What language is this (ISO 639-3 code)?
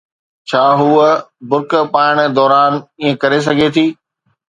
snd